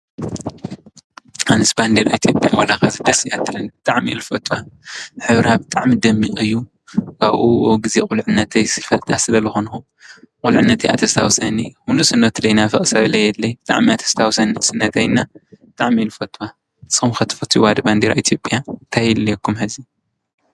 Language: Tigrinya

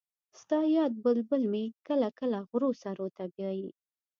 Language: Pashto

